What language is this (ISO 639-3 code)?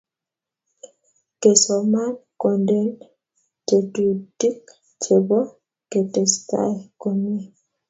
kln